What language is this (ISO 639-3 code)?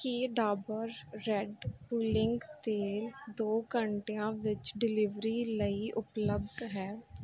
pan